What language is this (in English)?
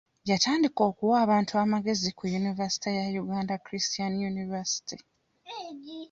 Ganda